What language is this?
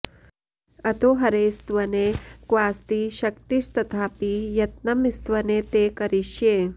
Sanskrit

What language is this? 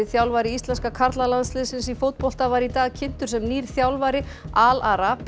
Icelandic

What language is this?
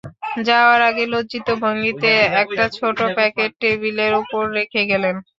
Bangla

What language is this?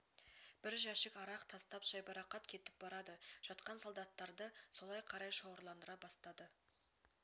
Kazakh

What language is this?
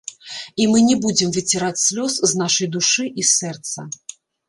Belarusian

